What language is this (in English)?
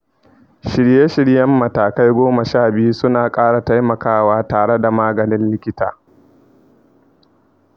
Hausa